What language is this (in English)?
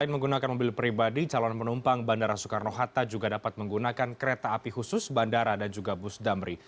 Indonesian